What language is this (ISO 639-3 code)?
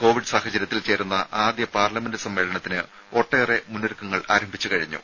mal